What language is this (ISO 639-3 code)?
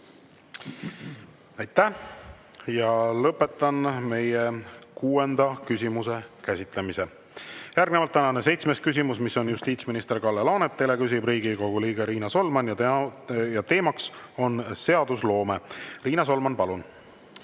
est